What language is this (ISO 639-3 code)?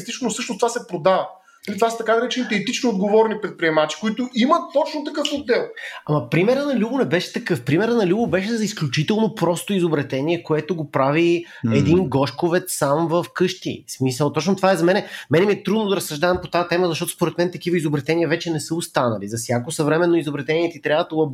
bul